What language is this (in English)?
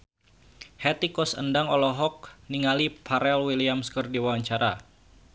Sundanese